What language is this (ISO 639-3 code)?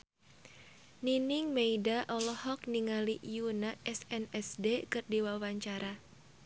sun